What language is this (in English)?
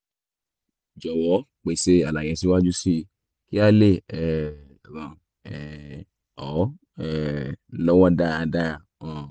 Yoruba